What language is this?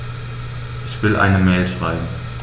German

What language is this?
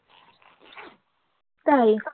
Bangla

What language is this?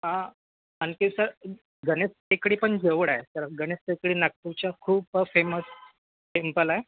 Marathi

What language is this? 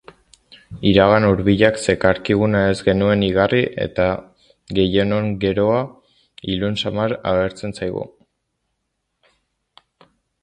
Basque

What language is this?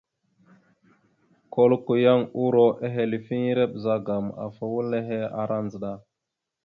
Mada (Cameroon)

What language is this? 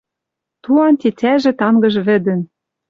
Western Mari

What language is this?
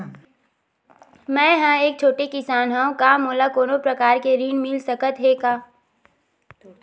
Chhattisgarhi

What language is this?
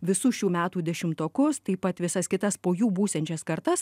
Lithuanian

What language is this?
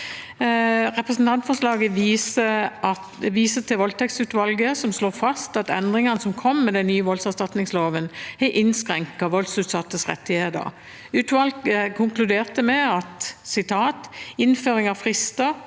Norwegian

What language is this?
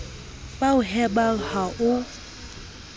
Southern Sotho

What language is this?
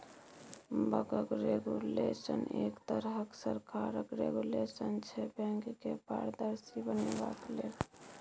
Maithili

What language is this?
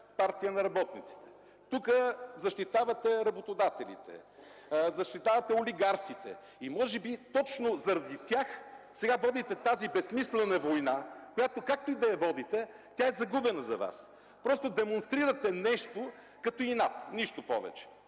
Bulgarian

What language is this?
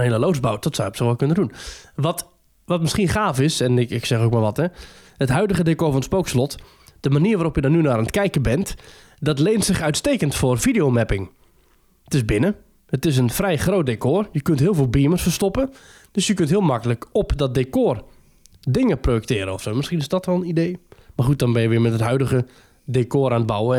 Dutch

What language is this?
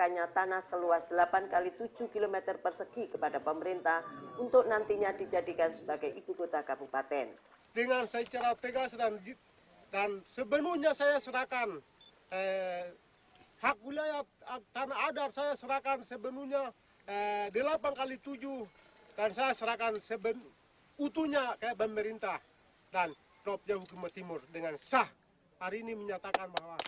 Indonesian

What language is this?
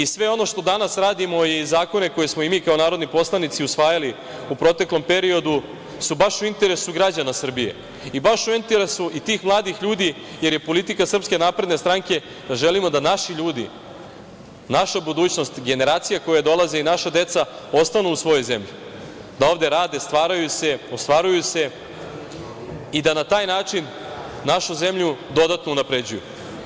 Serbian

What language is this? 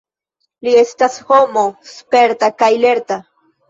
Esperanto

